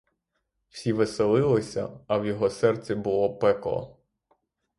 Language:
Ukrainian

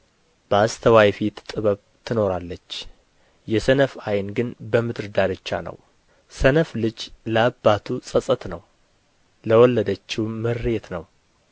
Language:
Amharic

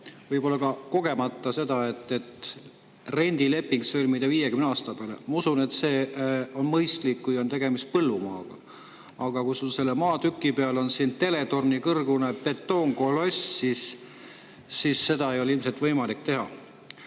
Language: Estonian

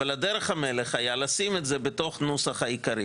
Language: Hebrew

